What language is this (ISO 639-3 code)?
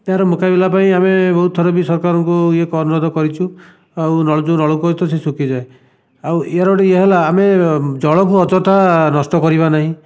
ori